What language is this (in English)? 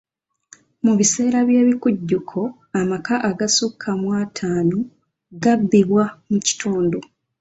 Ganda